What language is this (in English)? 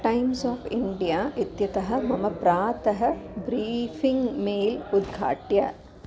Sanskrit